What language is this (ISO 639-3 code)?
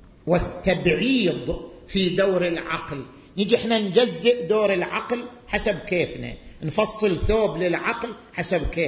ara